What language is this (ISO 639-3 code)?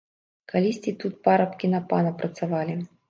bel